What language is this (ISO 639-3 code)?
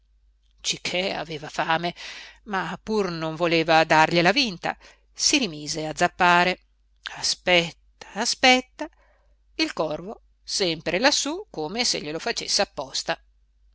ita